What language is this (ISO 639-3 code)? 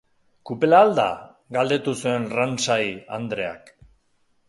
eus